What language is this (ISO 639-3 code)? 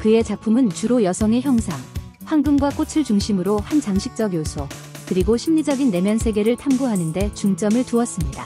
kor